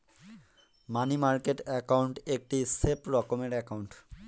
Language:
Bangla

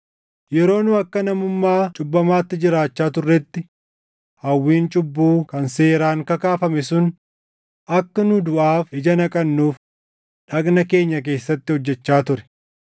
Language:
Oromo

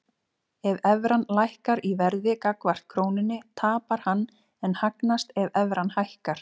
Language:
Icelandic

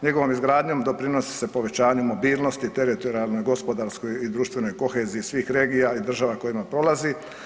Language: Croatian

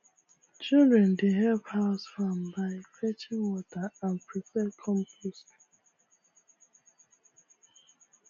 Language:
Nigerian Pidgin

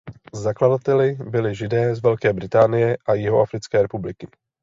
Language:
Czech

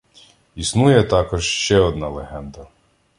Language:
Ukrainian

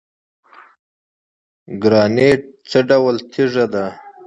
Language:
Pashto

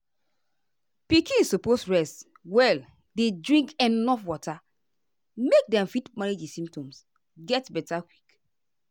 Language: Nigerian Pidgin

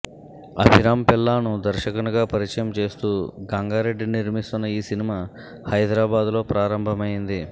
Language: Telugu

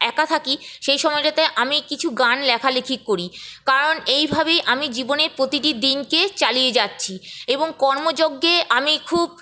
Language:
Bangla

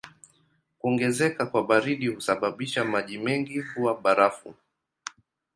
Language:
Swahili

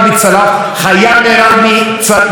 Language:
Hebrew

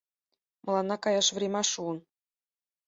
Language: Mari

